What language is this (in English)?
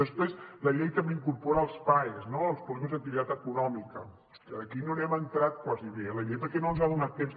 Catalan